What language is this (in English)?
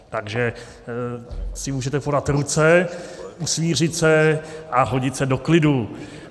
Czech